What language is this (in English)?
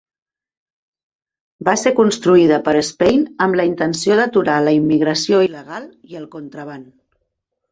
Catalan